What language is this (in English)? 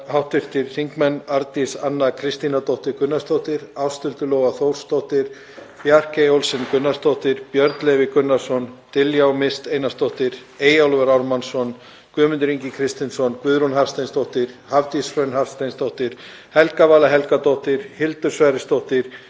Icelandic